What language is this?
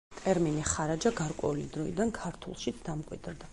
Georgian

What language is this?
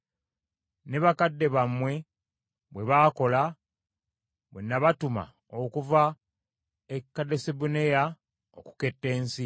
Ganda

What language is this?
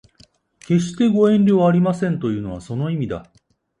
Japanese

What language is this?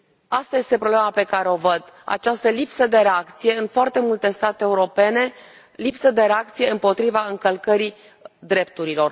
Romanian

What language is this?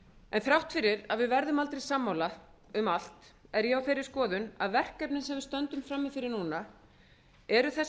Icelandic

